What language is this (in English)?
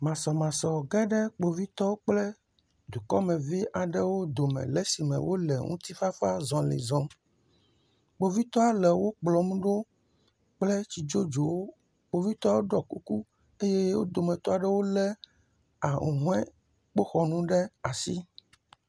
Ewe